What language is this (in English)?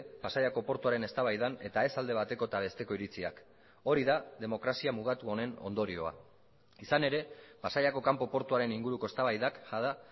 Basque